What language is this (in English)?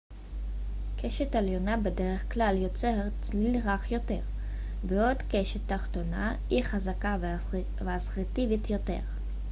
Hebrew